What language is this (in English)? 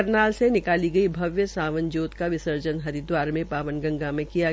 Hindi